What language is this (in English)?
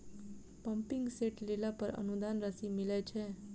Maithili